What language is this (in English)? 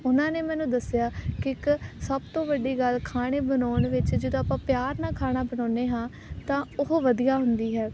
Punjabi